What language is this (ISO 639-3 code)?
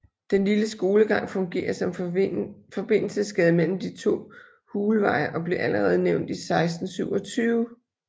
dan